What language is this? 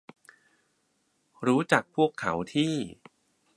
Thai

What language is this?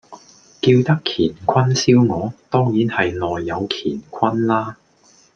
Cantonese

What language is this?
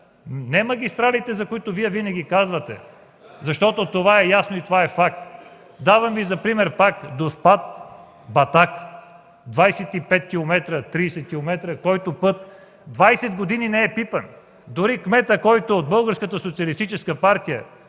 Bulgarian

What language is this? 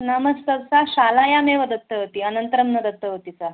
Sanskrit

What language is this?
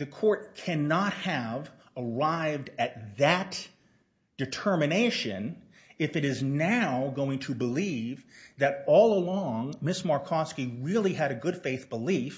English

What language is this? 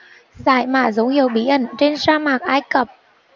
Vietnamese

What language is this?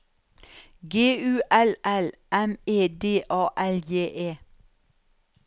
Norwegian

